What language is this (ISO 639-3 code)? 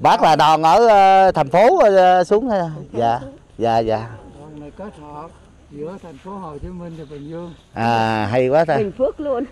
vie